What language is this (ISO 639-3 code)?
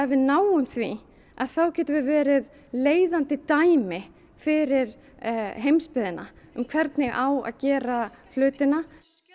isl